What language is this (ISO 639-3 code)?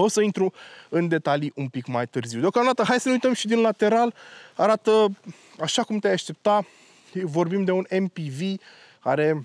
ron